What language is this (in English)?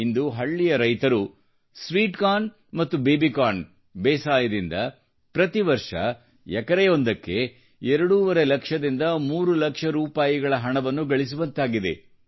Kannada